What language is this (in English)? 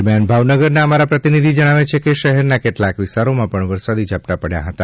Gujarati